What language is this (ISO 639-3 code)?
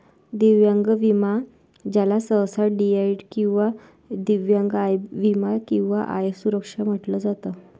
mar